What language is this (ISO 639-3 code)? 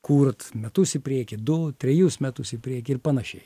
lit